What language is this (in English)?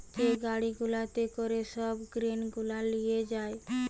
Bangla